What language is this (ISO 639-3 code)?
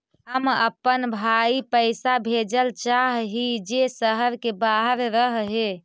mag